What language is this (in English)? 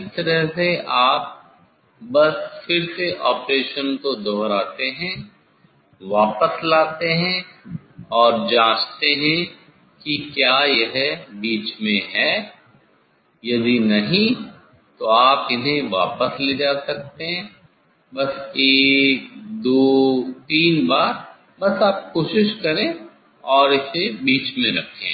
Hindi